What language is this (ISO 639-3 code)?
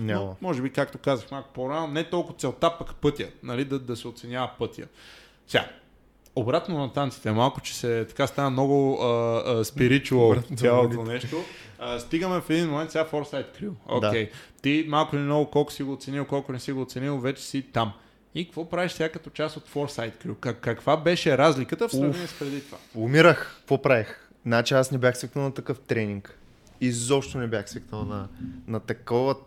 bul